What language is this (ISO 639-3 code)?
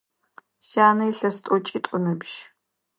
ady